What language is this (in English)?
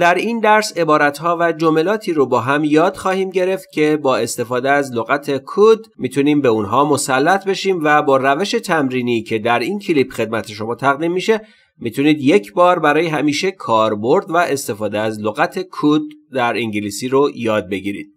Persian